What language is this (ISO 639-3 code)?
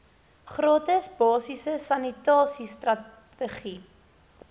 afr